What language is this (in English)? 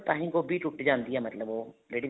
Punjabi